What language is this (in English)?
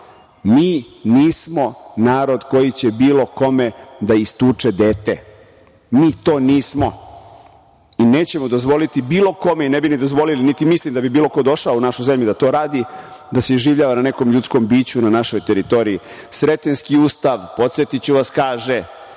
Serbian